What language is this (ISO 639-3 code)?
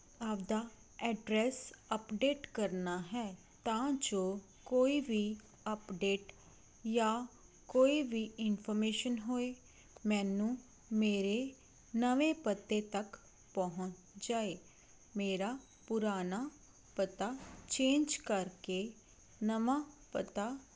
pan